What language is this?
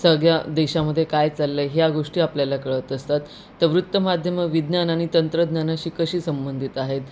Marathi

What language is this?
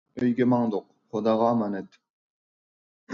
Uyghur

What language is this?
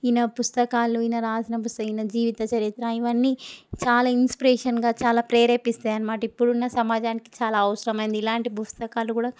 Telugu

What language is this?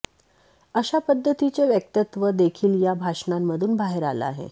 Marathi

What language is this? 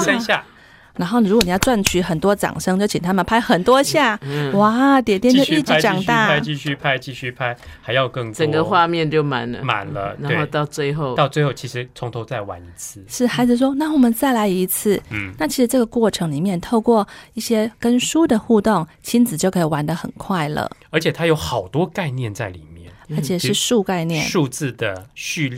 Chinese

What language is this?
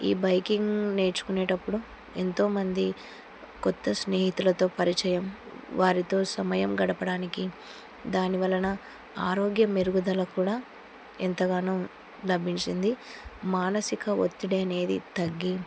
Telugu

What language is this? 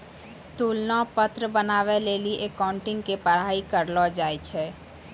Maithili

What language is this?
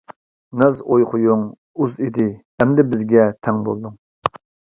Uyghur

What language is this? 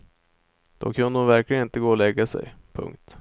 Swedish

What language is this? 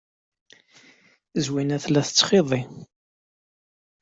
Kabyle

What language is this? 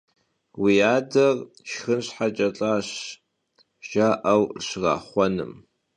Kabardian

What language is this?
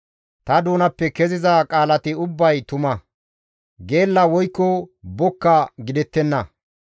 Gamo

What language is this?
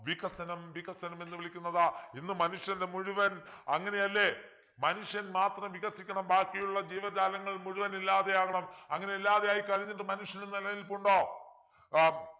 Malayalam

